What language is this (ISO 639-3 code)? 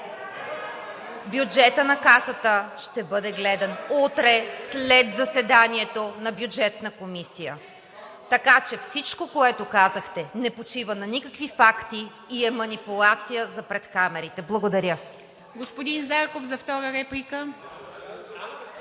bul